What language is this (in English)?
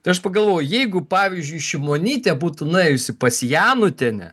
Lithuanian